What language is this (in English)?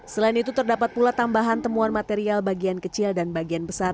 Indonesian